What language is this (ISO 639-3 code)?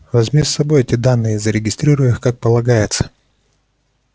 rus